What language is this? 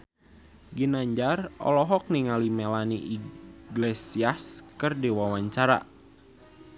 Sundanese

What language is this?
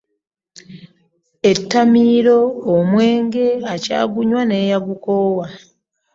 Ganda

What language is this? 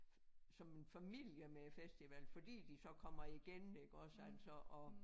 Danish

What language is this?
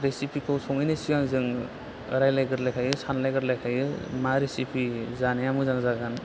Bodo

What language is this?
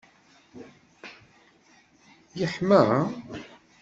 Kabyle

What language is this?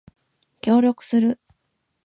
Japanese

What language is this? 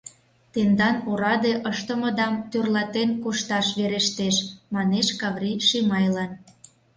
Mari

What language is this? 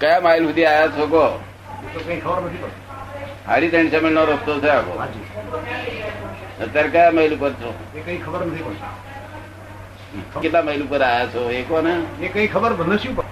Gujarati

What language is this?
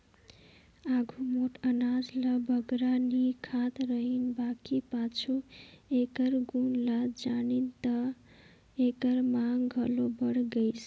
Chhattisgarhi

